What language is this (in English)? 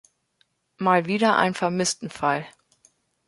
German